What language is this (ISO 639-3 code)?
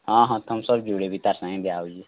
ori